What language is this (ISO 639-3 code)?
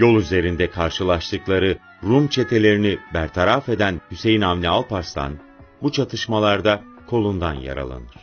tur